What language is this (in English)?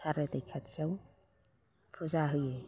Bodo